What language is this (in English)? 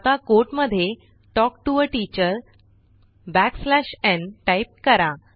Marathi